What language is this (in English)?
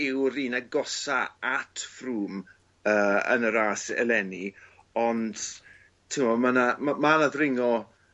Welsh